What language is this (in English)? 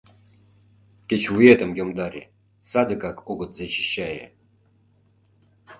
Mari